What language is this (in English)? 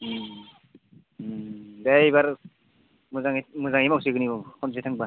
Bodo